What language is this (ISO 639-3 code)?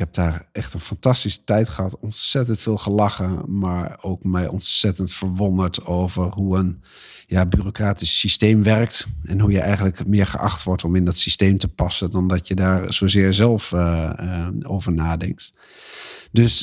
nld